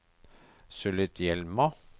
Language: Norwegian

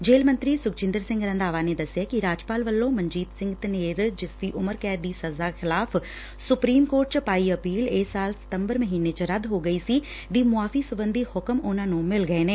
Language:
Punjabi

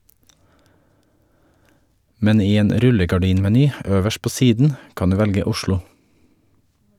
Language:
Norwegian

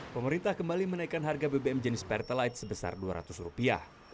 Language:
Indonesian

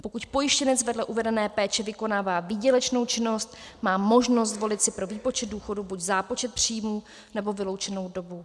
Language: Czech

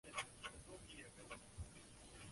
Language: Chinese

